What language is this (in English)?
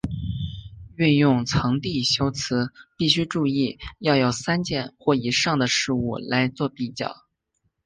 Chinese